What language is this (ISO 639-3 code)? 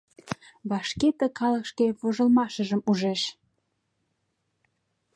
chm